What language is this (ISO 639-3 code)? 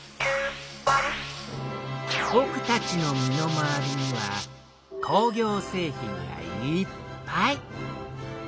jpn